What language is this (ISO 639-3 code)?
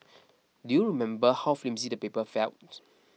eng